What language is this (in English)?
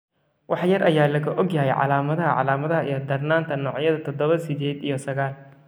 Somali